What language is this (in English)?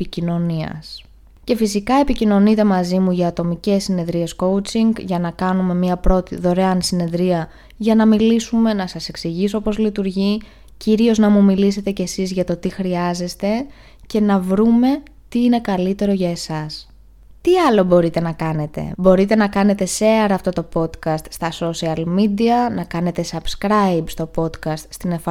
Greek